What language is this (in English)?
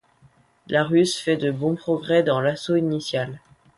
French